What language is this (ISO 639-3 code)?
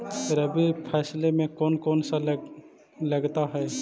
mag